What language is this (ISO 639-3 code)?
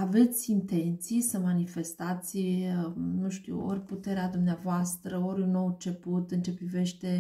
ron